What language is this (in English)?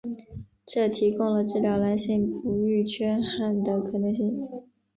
Chinese